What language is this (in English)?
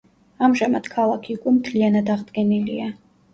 Georgian